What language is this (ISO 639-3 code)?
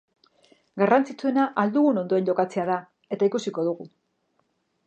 eus